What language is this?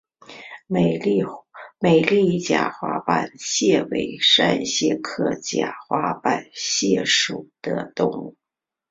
Chinese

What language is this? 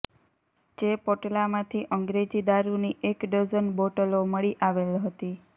Gujarati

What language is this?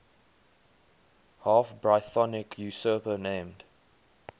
English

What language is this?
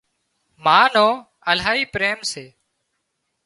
Wadiyara Koli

